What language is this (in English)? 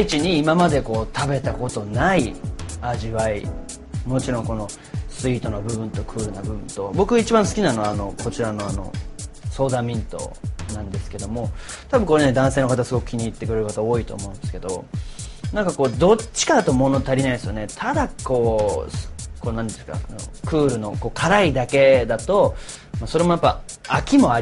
Japanese